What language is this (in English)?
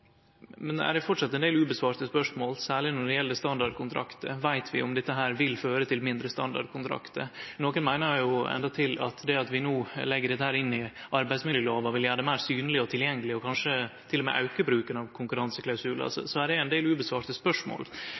Norwegian Nynorsk